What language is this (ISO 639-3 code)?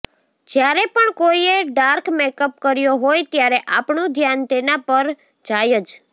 guj